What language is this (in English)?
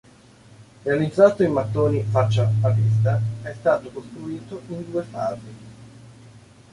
Italian